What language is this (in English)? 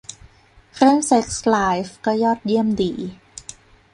Thai